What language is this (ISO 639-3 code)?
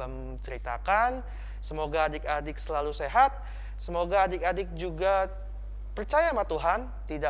ind